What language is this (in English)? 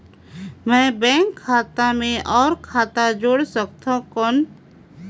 Chhattisgarhi